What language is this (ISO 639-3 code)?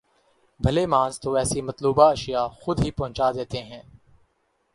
urd